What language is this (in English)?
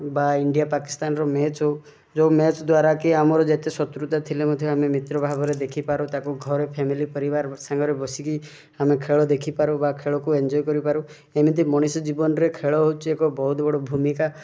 Odia